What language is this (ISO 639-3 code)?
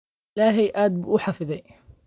som